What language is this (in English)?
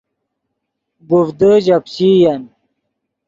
Yidgha